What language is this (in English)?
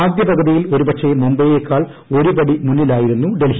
Malayalam